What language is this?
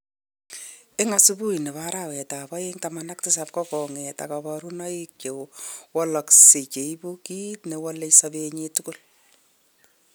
Kalenjin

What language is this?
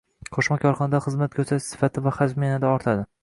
Uzbek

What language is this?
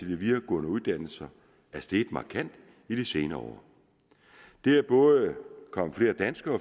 Danish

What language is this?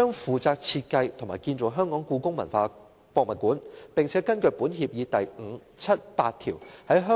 Cantonese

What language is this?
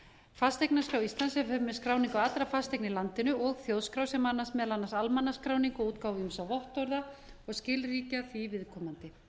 Icelandic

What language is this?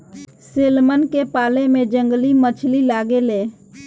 Bhojpuri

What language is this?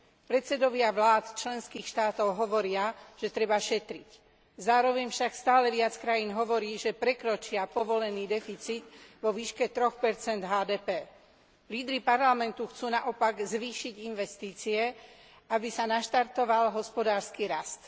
Slovak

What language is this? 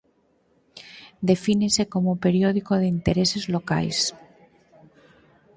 Galician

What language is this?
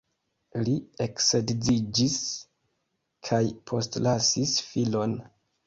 Esperanto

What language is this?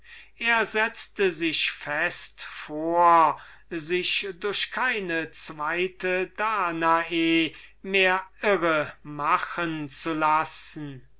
German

